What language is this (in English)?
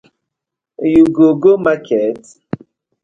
Nigerian Pidgin